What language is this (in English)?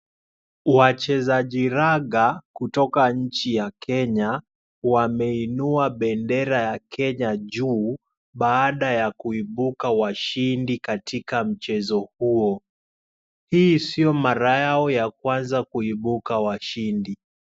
Swahili